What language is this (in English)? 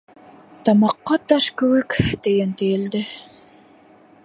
Bashkir